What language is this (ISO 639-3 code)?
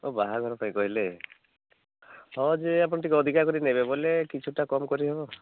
ori